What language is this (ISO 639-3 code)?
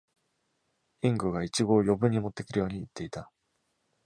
jpn